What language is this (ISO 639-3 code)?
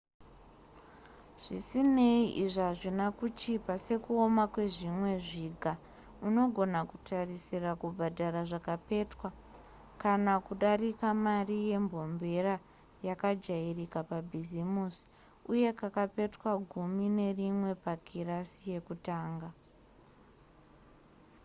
sna